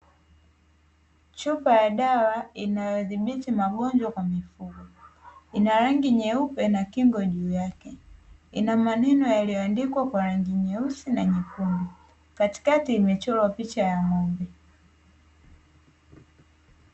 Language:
Swahili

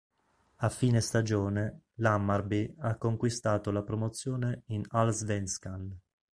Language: Italian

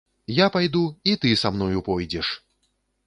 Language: Belarusian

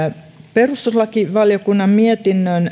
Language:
Finnish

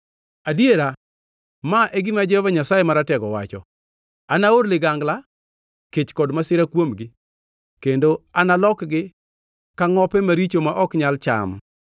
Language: Luo (Kenya and Tanzania)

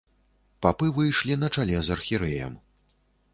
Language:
Belarusian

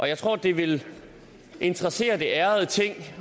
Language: Danish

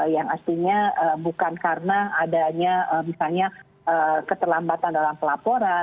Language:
Indonesian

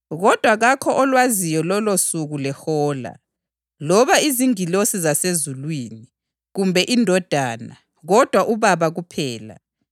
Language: North Ndebele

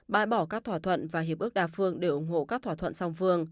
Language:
Vietnamese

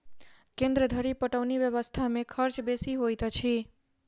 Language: Maithili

